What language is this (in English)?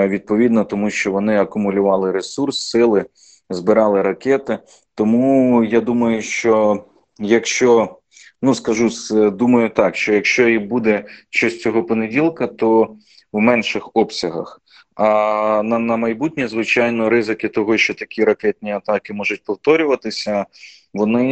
Ukrainian